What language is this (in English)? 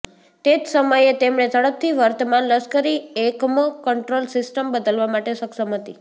Gujarati